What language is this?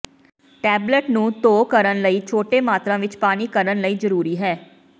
Punjabi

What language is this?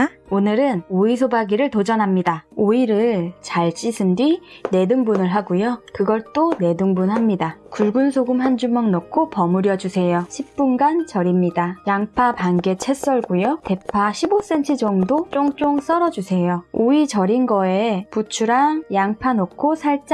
Korean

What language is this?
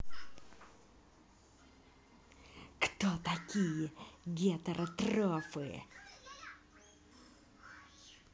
Russian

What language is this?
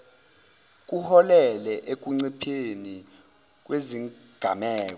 Zulu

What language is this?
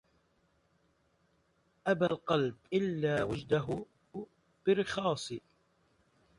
Arabic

